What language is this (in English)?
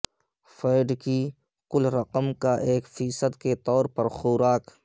Urdu